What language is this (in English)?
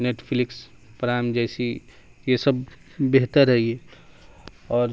Urdu